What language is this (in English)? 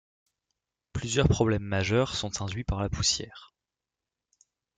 French